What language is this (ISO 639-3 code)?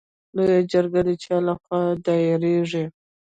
pus